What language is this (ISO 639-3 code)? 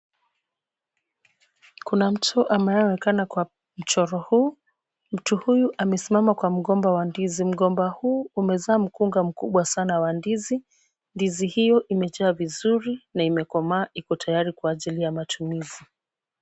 swa